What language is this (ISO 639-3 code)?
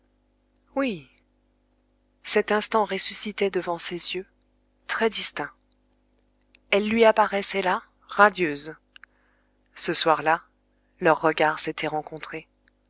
fra